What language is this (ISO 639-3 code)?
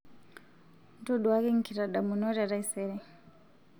mas